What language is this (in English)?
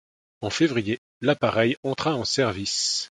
French